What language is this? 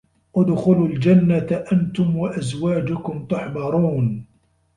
Arabic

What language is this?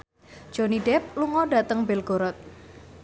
Javanese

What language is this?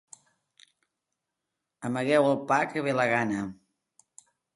Catalan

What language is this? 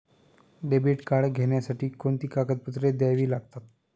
Marathi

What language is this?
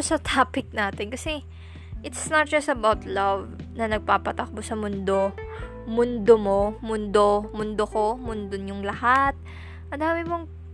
Filipino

